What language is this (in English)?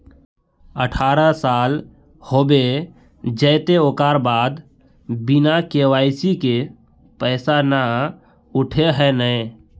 Magahi